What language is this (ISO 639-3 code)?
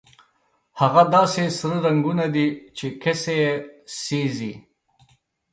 pus